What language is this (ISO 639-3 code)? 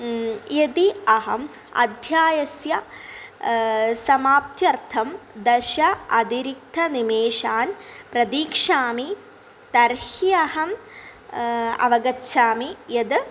san